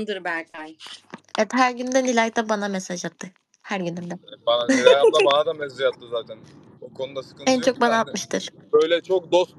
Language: Turkish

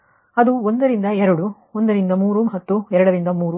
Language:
Kannada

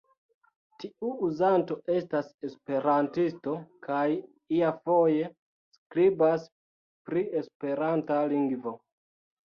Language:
Esperanto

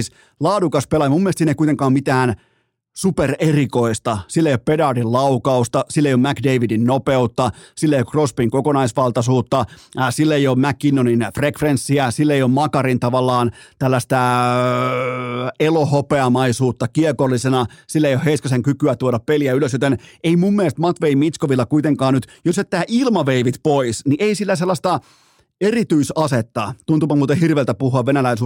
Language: Finnish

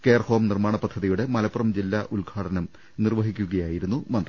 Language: Malayalam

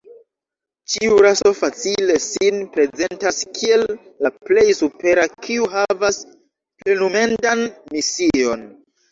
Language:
Esperanto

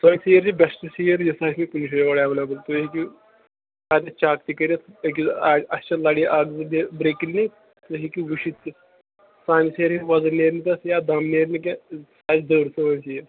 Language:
Kashmiri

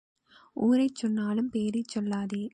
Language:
Tamil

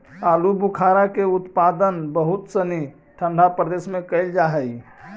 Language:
Magahi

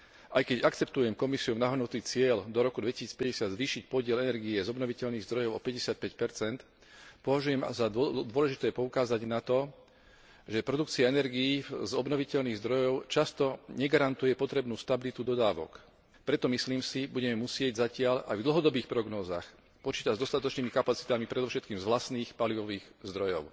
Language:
Slovak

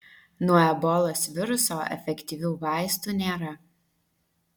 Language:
Lithuanian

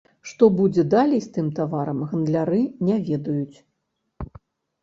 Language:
Belarusian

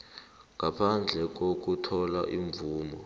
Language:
South Ndebele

